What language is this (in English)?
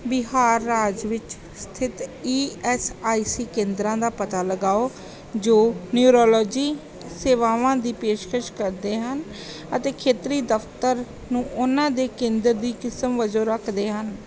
Punjabi